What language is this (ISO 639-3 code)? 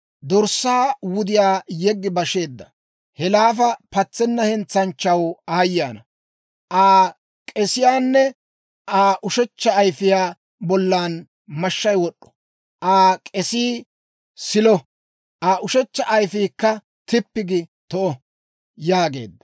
dwr